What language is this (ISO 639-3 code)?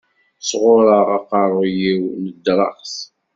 kab